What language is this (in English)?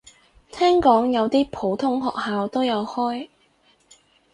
Cantonese